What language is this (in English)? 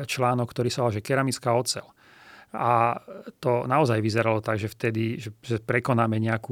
Slovak